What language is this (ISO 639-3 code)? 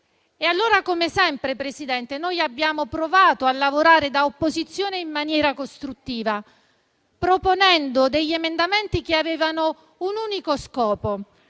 ita